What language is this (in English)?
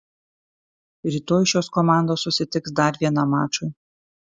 Lithuanian